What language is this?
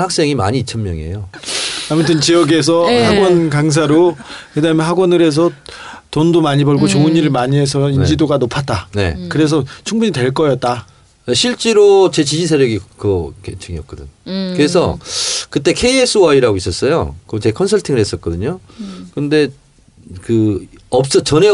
Korean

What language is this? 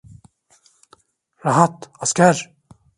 Turkish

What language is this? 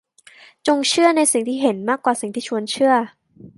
Thai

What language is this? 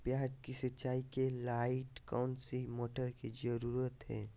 Magahi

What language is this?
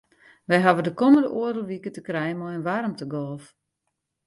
Western Frisian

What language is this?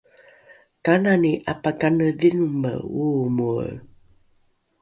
Rukai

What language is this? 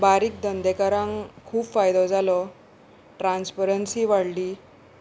Konkani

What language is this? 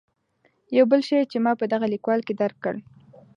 Pashto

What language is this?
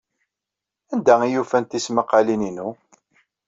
Kabyle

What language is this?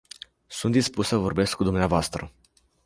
Romanian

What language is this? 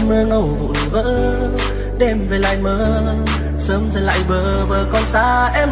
Vietnamese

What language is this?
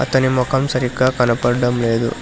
Telugu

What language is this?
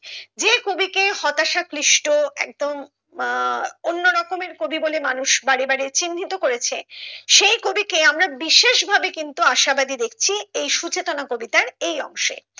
Bangla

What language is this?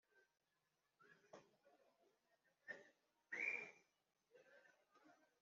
Kinyarwanda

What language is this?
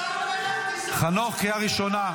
Hebrew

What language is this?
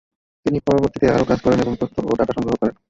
Bangla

